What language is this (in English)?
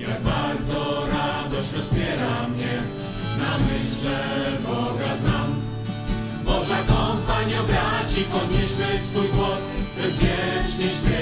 Polish